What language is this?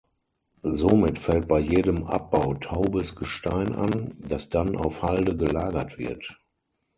German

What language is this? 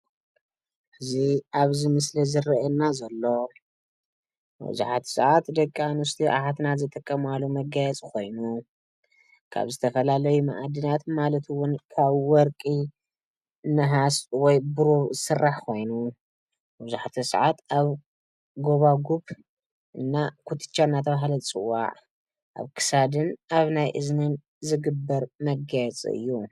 Tigrinya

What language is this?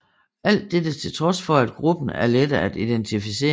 Danish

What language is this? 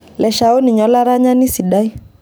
Masai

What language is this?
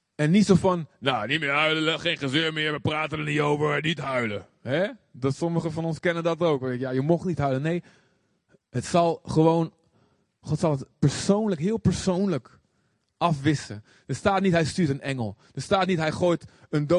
Dutch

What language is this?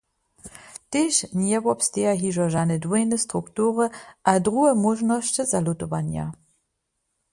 Upper Sorbian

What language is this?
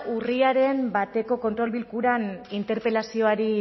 Basque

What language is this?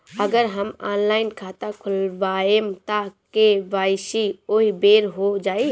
Bhojpuri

